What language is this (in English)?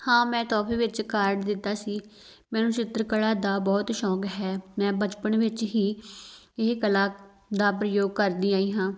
Punjabi